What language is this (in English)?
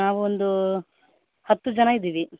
Kannada